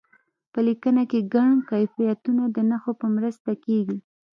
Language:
Pashto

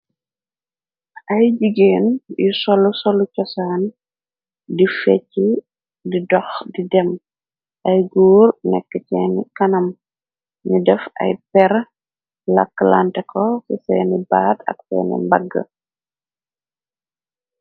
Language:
Wolof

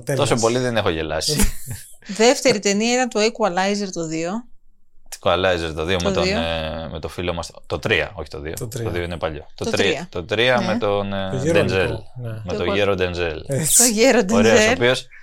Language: Greek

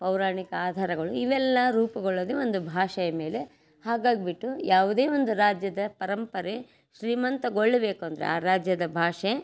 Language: Kannada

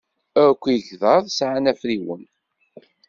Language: Kabyle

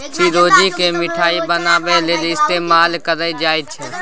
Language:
Maithili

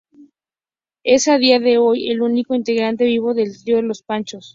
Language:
Spanish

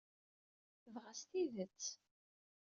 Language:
Kabyle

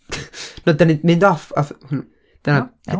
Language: Welsh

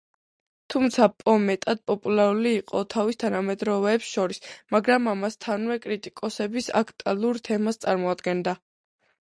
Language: Georgian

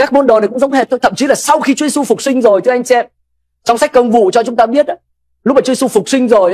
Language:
Vietnamese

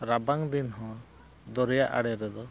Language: Santali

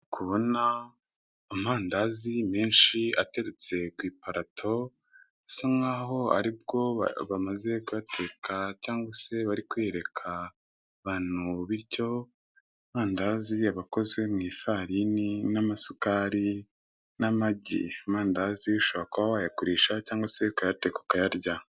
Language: Kinyarwanda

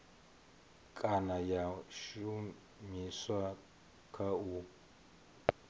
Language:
Venda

